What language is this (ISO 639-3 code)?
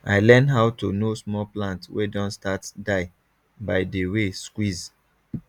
pcm